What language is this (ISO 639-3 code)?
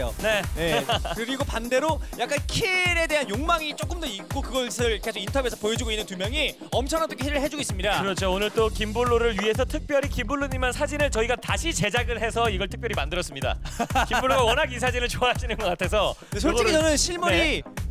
kor